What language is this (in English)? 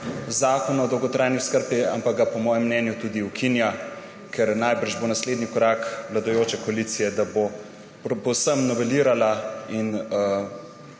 Slovenian